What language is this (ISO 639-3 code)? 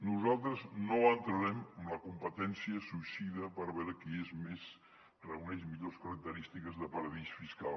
cat